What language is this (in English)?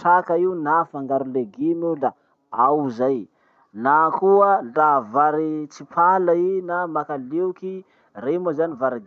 Masikoro Malagasy